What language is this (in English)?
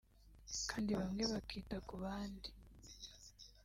Kinyarwanda